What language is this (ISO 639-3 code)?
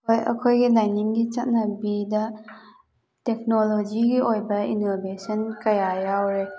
mni